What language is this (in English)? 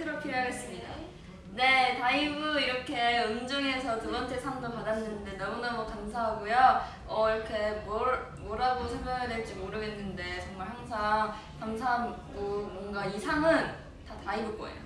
Korean